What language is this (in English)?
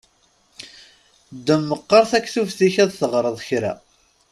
Kabyle